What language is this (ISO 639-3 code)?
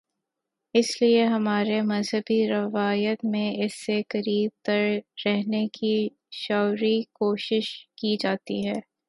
urd